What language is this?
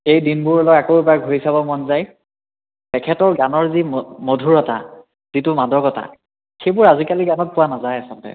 Assamese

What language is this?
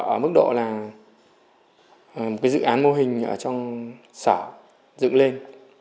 Vietnamese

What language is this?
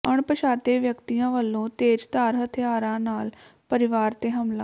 Punjabi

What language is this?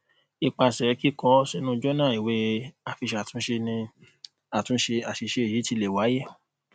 Yoruba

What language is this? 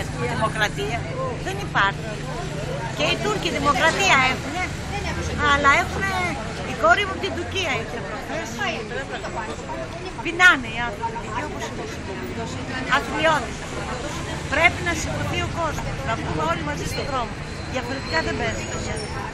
Greek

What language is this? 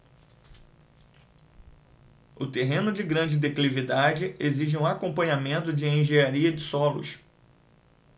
Portuguese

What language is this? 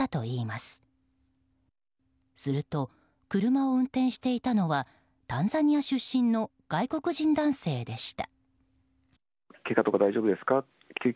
Japanese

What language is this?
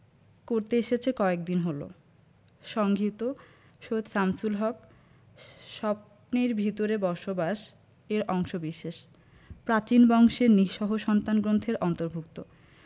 Bangla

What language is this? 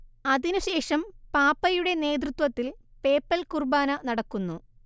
Malayalam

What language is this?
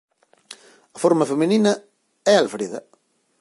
Galician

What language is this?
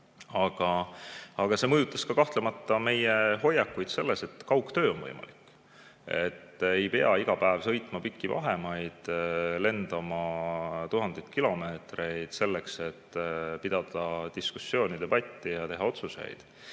Estonian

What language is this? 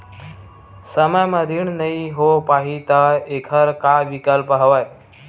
Chhattisgarhi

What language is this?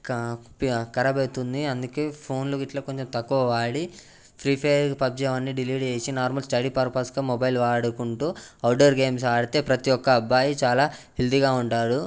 Telugu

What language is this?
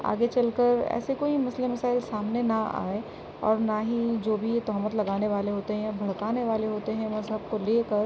Urdu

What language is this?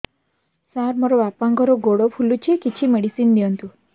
Odia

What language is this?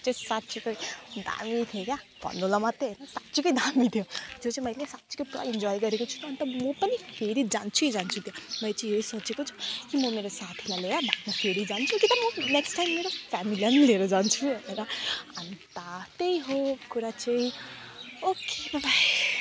Nepali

